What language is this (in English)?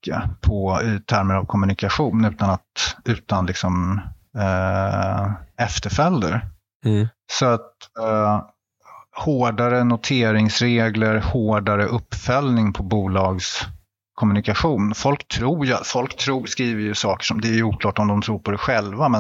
Swedish